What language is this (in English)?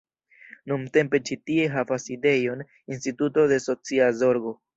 Esperanto